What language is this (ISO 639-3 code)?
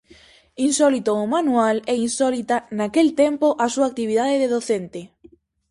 glg